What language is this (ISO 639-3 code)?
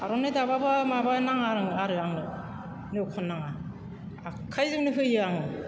brx